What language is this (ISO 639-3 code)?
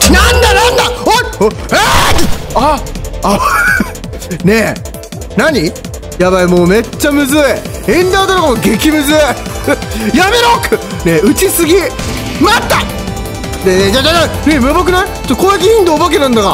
jpn